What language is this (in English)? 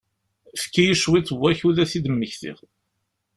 Kabyle